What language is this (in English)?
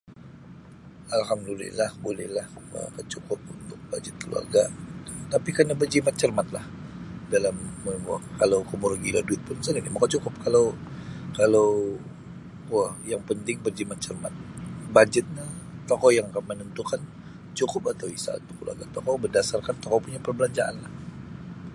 Sabah Bisaya